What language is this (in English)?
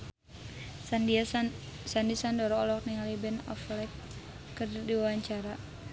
Sundanese